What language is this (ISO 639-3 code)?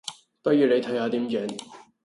yue